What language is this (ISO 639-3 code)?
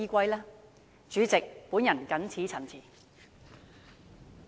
yue